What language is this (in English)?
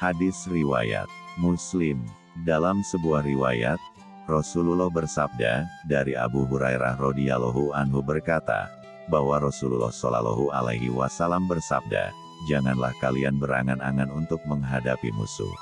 Indonesian